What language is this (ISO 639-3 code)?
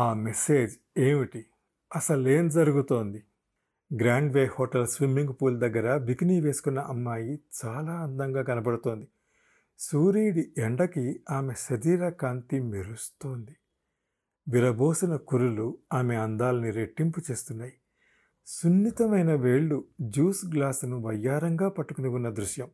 tel